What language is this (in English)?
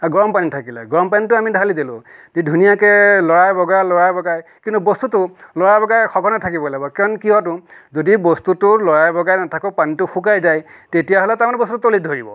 Assamese